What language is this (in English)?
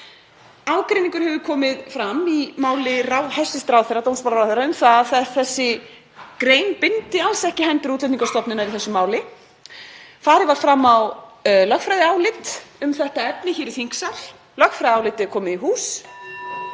Icelandic